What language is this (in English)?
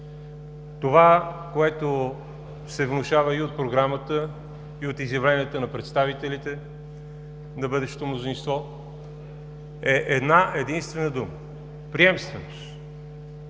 Bulgarian